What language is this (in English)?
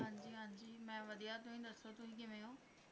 Punjabi